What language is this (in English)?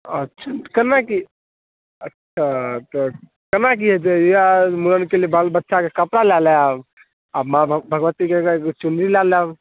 Maithili